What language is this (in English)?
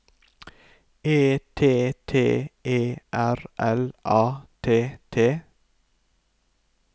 Norwegian